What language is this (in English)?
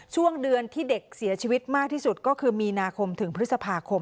Thai